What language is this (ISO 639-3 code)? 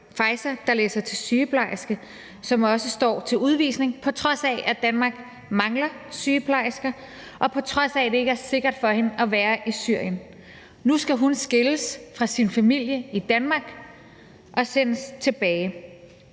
dan